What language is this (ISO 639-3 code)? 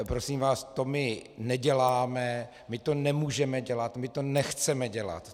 ces